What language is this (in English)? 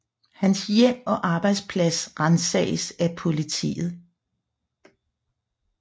Danish